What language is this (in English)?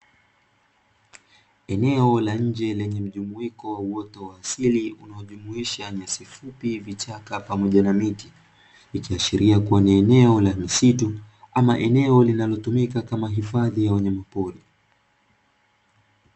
Swahili